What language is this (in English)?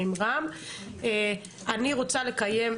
Hebrew